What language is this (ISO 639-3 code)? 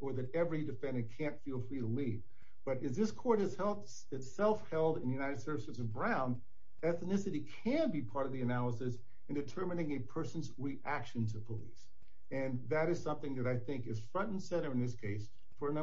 eng